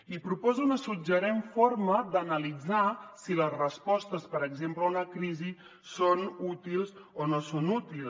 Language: Catalan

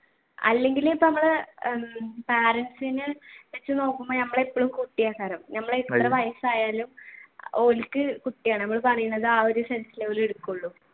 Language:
Malayalam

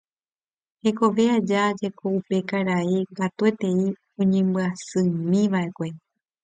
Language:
Guarani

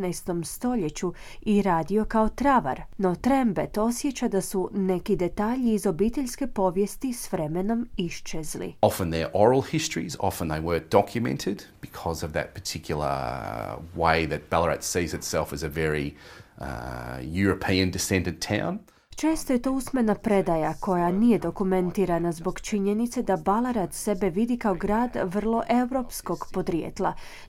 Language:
Croatian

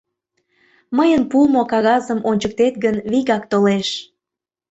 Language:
Mari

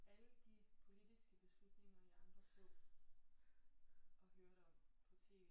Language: Danish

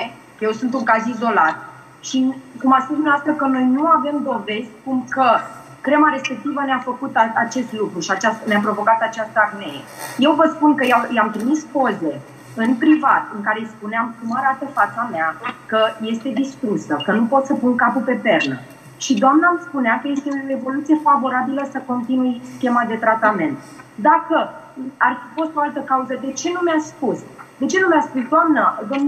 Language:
Romanian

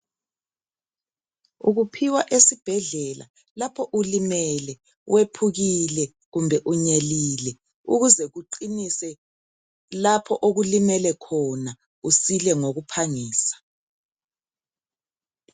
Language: North Ndebele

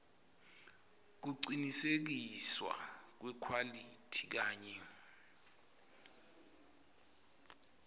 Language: Swati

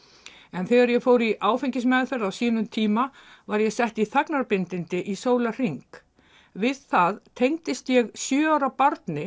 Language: Icelandic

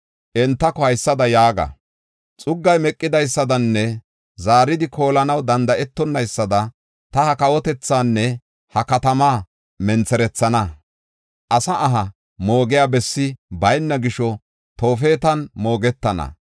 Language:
Gofa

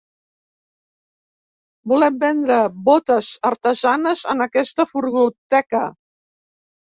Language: Catalan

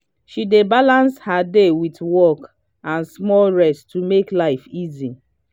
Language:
Nigerian Pidgin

